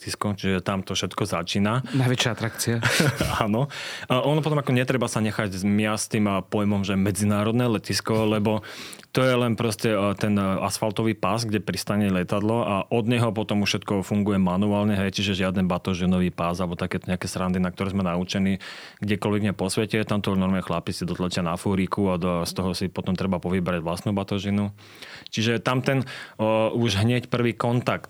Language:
Slovak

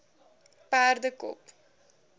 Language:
Afrikaans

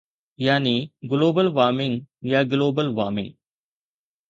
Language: Sindhi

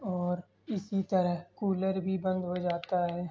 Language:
Urdu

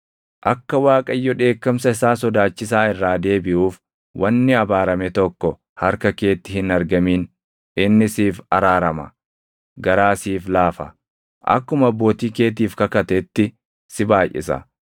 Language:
Oromo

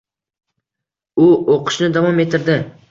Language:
Uzbek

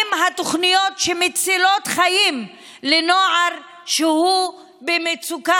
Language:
Hebrew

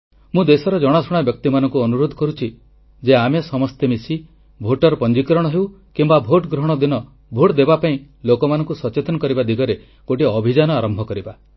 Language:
Odia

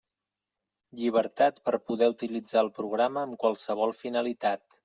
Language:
Catalan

